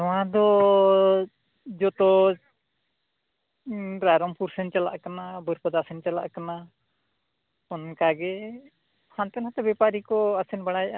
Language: Santali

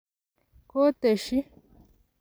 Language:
Kalenjin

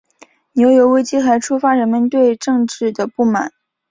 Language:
Chinese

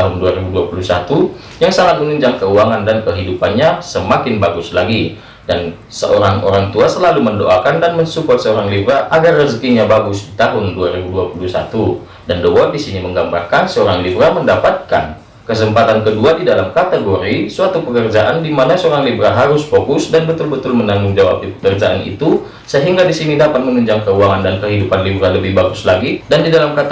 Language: Indonesian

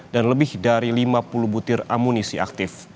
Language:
Indonesian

